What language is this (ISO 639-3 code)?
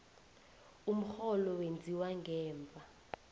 nbl